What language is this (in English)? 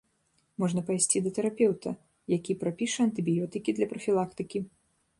Belarusian